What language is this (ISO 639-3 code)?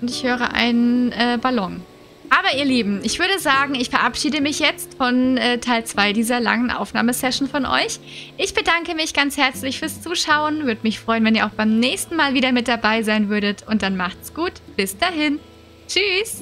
deu